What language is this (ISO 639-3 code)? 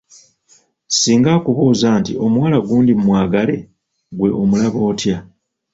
lug